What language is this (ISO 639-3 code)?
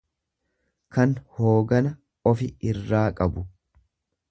orm